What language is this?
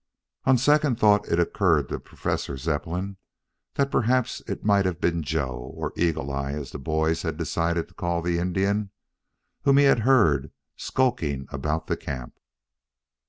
English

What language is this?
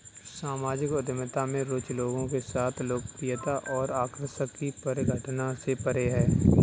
Hindi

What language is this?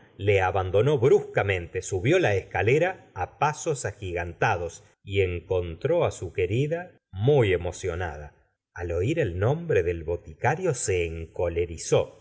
Spanish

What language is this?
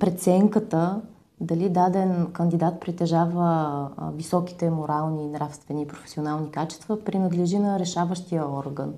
Bulgarian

